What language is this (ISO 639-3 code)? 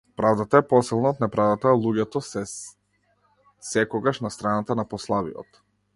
mkd